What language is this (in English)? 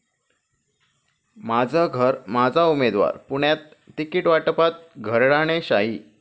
Marathi